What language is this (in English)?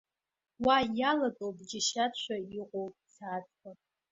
Abkhazian